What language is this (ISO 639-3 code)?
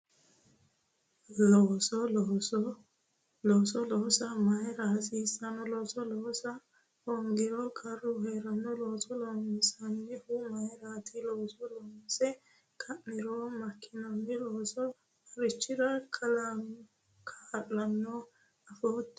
sid